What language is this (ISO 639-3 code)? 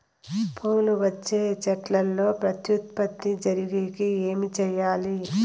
tel